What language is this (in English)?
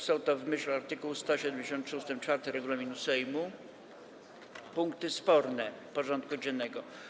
Polish